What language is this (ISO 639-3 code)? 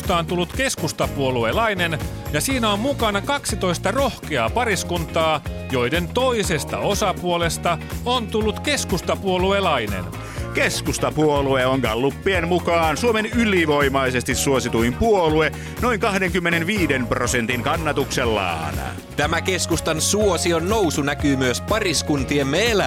fin